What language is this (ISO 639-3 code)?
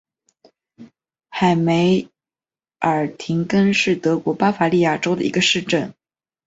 zho